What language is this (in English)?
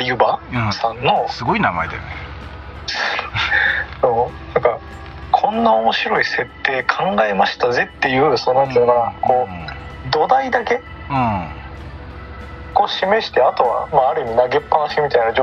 Japanese